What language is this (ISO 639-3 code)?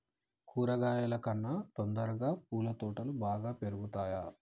tel